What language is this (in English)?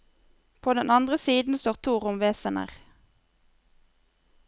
Norwegian